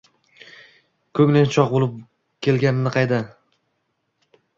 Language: Uzbek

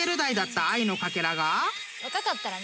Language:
Japanese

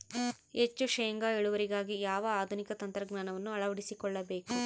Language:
Kannada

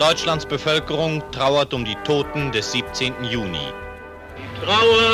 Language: German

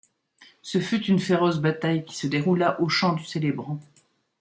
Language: French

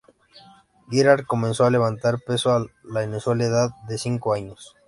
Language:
Spanish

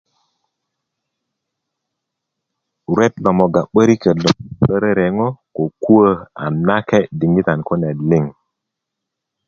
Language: Kuku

